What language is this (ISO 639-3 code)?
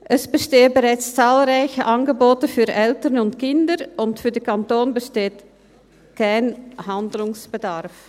gsw